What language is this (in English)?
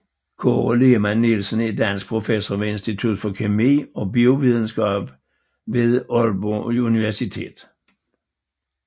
Danish